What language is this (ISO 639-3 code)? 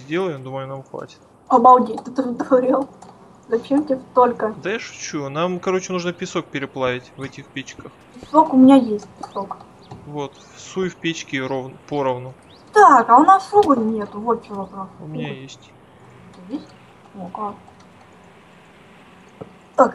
rus